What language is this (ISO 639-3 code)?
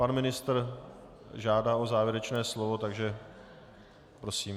ces